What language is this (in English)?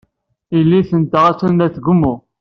Kabyle